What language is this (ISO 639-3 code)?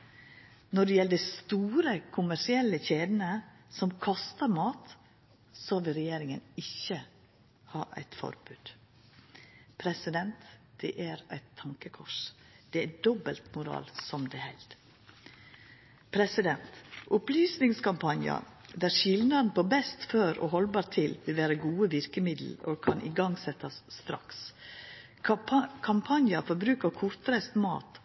nno